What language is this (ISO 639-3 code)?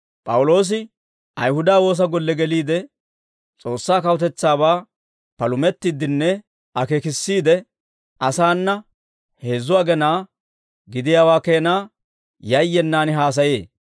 dwr